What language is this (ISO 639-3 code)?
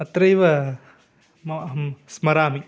san